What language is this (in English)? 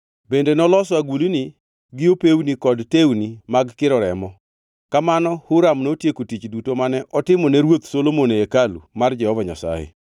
Luo (Kenya and Tanzania)